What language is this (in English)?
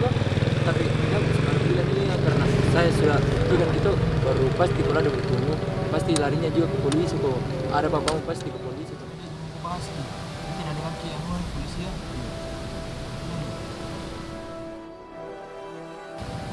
Indonesian